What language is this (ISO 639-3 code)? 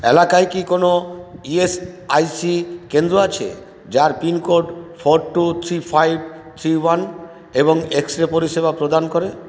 ben